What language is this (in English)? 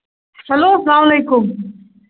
Kashmiri